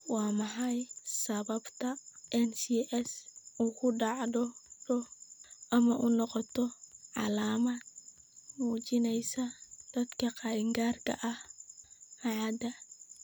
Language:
Somali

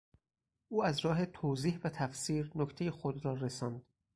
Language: Persian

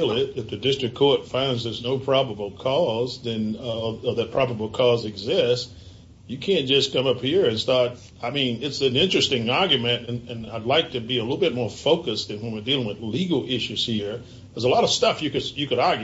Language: English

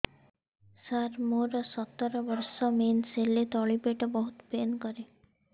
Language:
Odia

